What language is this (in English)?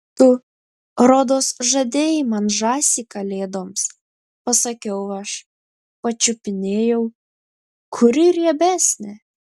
Lithuanian